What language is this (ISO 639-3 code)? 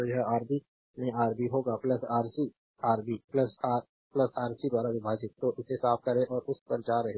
hin